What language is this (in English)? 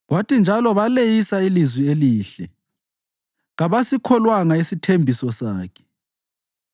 North Ndebele